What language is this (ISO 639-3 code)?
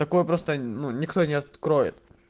rus